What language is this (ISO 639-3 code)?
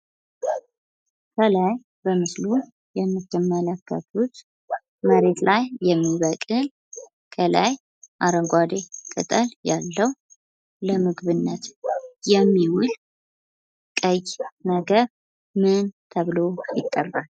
amh